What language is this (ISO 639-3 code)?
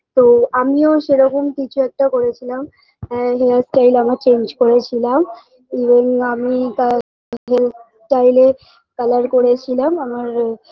ben